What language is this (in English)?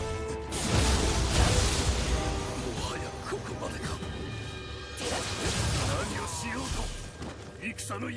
Japanese